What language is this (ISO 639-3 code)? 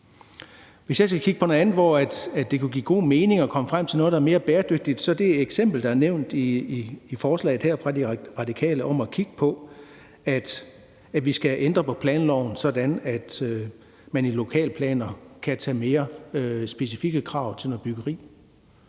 dan